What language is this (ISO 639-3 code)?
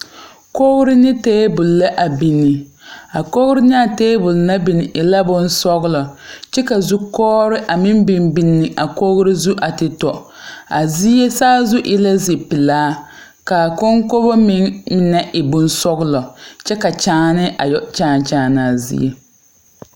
dga